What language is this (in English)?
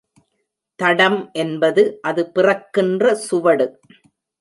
Tamil